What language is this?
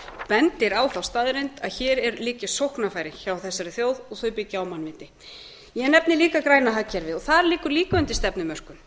Icelandic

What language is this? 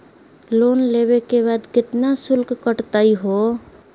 Magahi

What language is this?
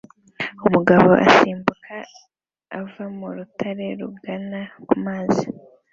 Kinyarwanda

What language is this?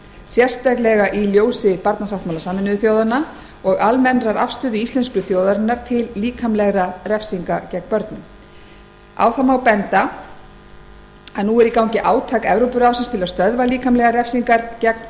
Icelandic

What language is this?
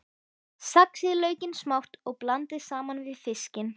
Icelandic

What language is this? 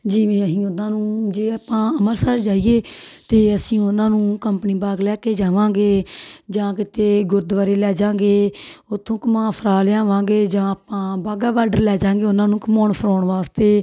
Punjabi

